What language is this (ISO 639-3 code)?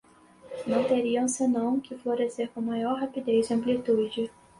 por